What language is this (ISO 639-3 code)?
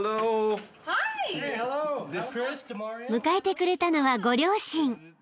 jpn